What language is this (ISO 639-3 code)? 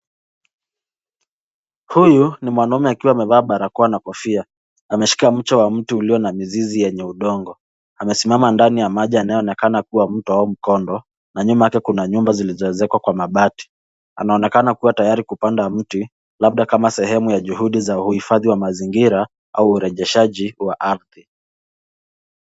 swa